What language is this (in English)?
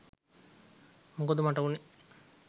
Sinhala